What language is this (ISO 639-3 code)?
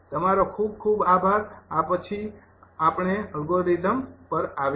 guj